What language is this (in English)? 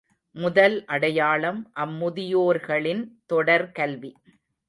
Tamil